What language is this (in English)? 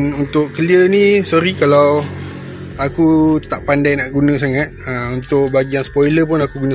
Malay